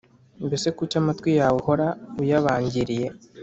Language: Kinyarwanda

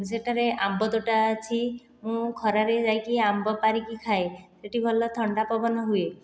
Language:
Odia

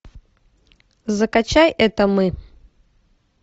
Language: Russian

